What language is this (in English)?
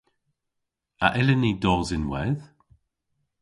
Cornish